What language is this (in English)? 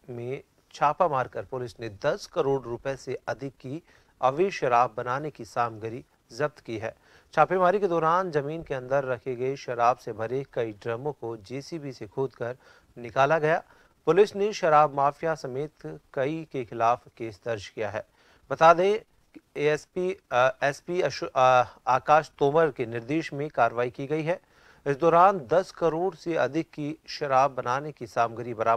Hindi